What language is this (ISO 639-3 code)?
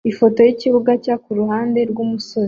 kin